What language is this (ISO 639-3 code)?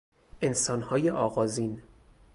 fas